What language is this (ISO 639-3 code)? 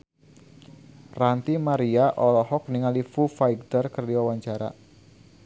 sun